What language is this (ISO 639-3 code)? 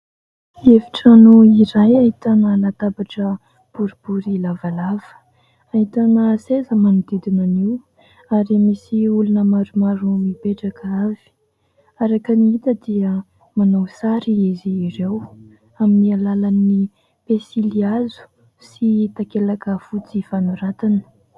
mlg